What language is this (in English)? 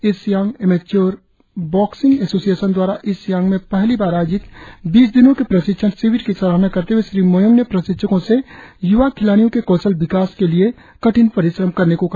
Hindi